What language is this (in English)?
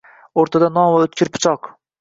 Uzbek